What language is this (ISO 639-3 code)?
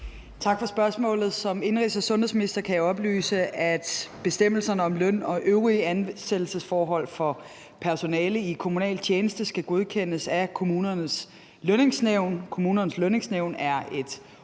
dan